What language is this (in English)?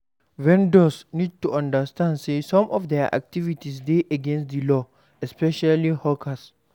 Nigerian Pidgin